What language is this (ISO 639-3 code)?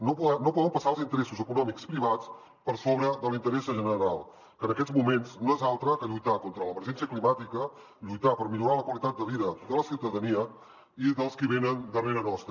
cat